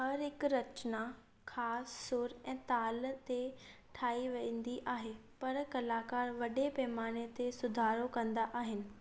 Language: Sindhi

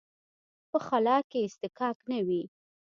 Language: Pashto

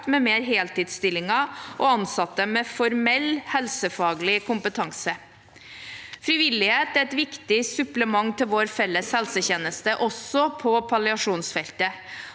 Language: Norwegian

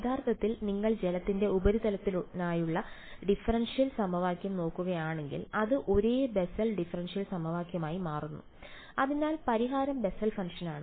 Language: Malayalam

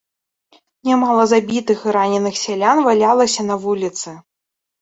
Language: Belarusian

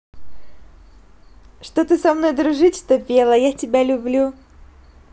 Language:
Russian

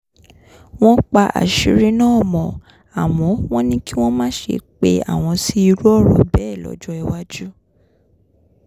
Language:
Yoruba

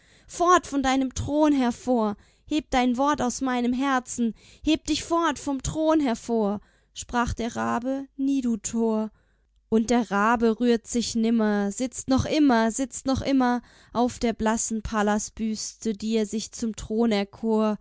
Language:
German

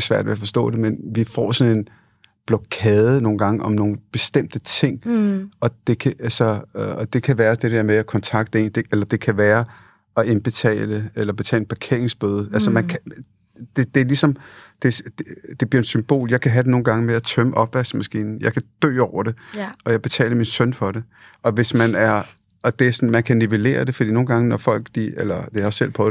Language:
Danish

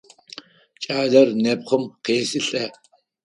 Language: Adyghe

